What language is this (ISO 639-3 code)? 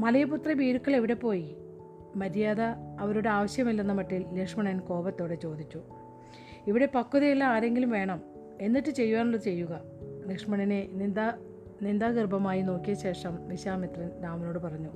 mal